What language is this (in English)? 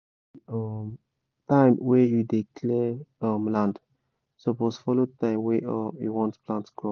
Nigerian Pidgin